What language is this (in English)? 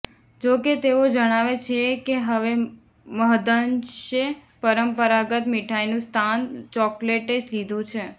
Gujarati